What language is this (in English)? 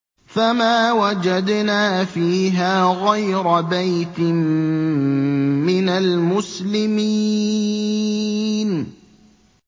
Arabic